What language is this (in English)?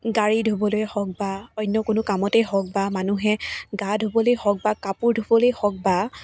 Assamese